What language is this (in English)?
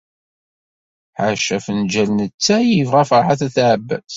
Kabyle